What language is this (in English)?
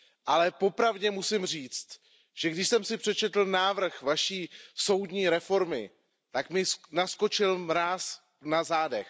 Czech